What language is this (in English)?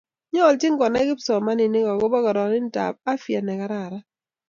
Kalenjin